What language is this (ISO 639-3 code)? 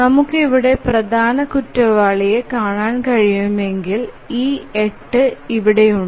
mal